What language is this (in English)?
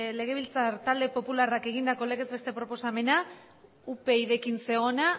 Basque